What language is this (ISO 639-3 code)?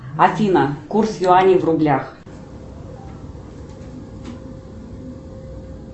rus